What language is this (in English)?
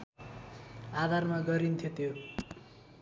Nepali